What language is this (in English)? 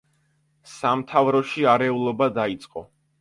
Georgian